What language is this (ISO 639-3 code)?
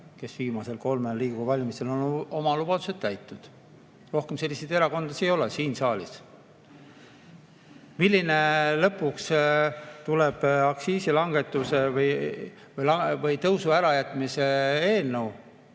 est